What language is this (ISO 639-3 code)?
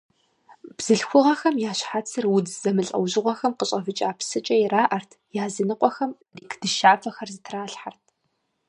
kbd